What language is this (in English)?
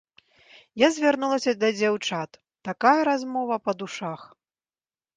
Belarusian